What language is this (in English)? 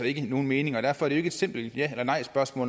Danish